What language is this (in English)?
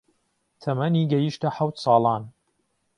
Central Kurdish